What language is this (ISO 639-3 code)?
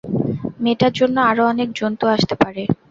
ben